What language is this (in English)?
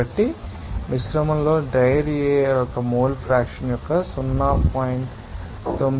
Telugu